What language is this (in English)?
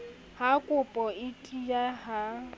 Southern Sotho